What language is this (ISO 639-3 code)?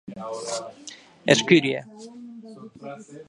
oci